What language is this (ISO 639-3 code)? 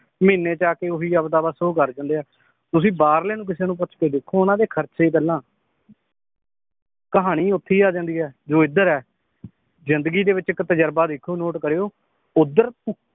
pan